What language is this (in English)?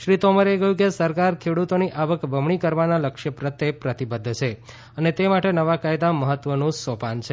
Gujarati